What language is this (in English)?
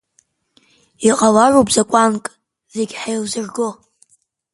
Abkhazian